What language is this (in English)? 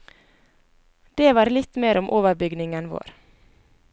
Norwegian